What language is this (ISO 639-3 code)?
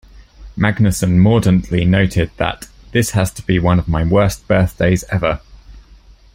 eng